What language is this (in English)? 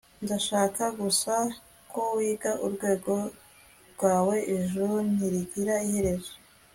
Kinyarwanda